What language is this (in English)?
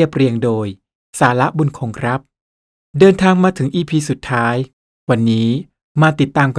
Thai